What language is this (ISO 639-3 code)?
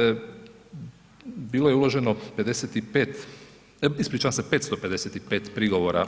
hrv